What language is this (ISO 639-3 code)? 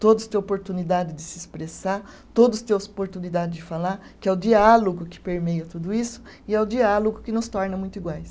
por